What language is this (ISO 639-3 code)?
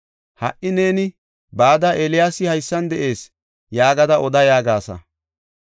gof